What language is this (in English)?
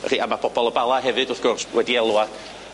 Welsh